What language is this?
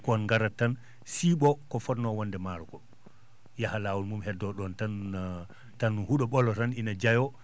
Fula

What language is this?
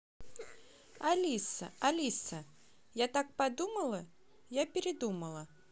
Russian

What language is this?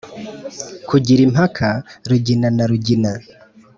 Kinyarwanda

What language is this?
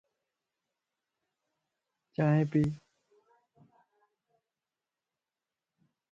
Lasi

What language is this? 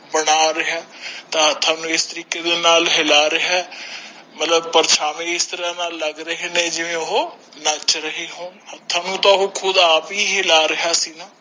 Punjabi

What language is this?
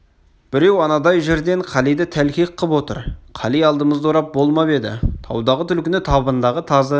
Kazakh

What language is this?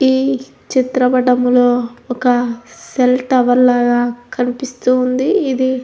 Telugu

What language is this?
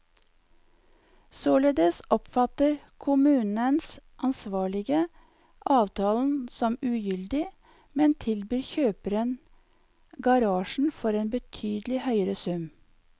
Norwegian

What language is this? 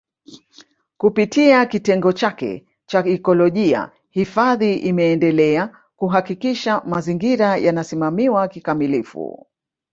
Swahili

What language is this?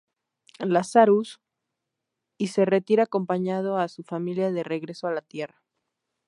Spanish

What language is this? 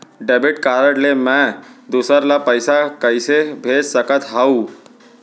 Chhattisgarhi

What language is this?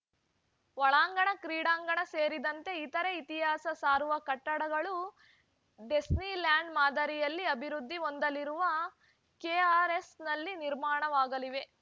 Kannada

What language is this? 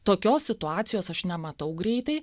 Lithuanian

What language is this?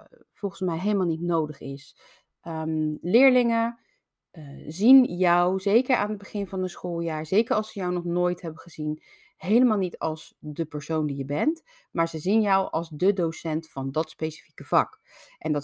Dutch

